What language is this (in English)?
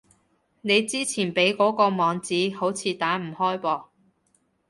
Cantonese